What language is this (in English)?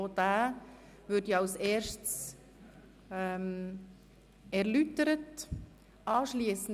Swiss German